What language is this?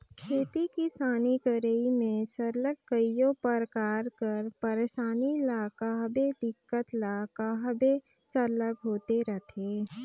Chhattisgarhi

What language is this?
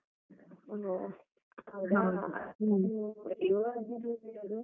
Kannada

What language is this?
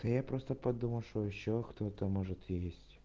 Russian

